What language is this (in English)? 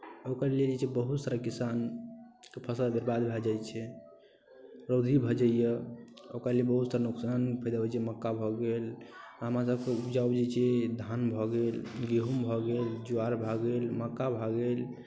Maithili